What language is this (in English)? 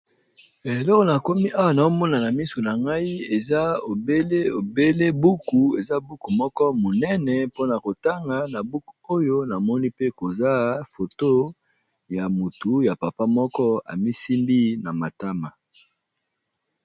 Lingala